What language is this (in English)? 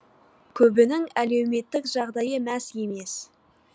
Kazakh